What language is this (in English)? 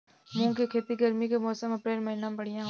Bhojpuri